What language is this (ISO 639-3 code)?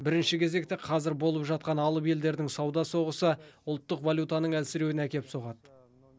kaz